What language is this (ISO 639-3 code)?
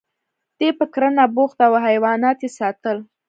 pus